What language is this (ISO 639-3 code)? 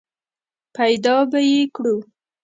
pus